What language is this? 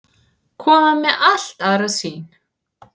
Icelandic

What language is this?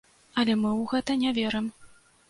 Belarusian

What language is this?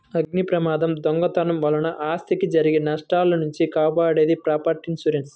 Telugu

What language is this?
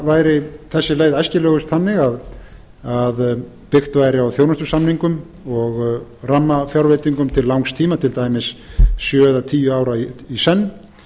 Icelandic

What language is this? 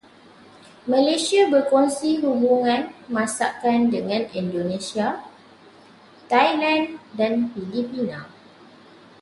Malay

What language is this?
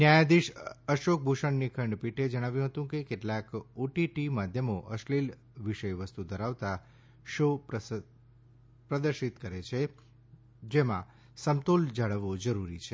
Gujarati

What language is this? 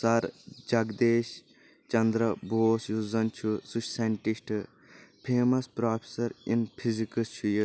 Kashmiri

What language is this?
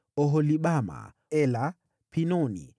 Swahili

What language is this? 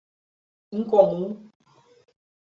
Portuguese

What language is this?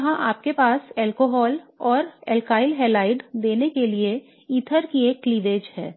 Hindi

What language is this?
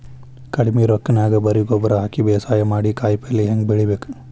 Kannada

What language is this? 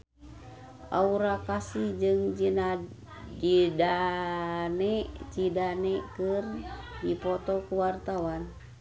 Sundanese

